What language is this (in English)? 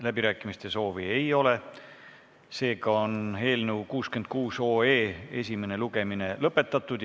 Estonian